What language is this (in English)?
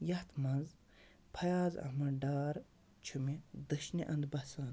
Kashmiri